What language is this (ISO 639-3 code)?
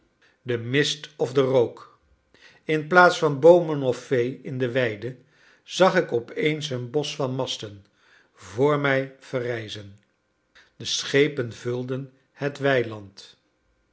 nld